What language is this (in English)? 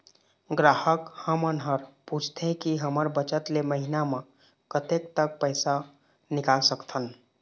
Chhattisgarhi